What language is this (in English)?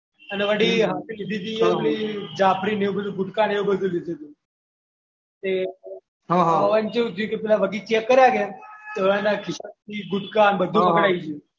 Gujarati